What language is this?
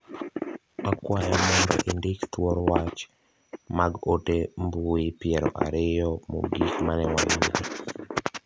Luo (Kenya and Tanzania)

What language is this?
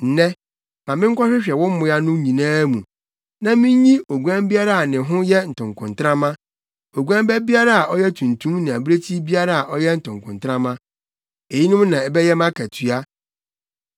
Akan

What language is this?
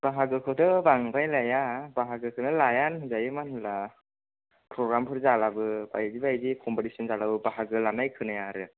Bodo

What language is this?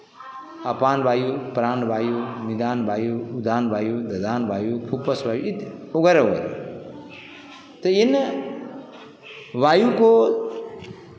Hindi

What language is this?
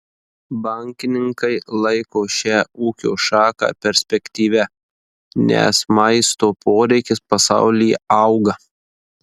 Lithuanian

